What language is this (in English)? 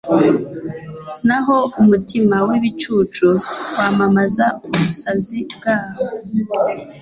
Kinyarwanda